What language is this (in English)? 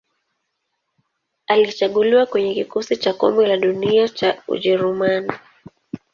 Swahili